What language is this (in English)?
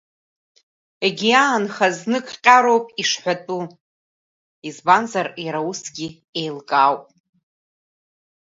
Abkhazian